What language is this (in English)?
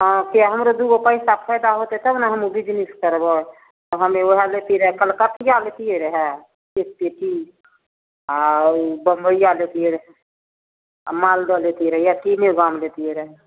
Maithili